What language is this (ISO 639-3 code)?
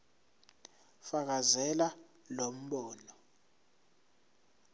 zul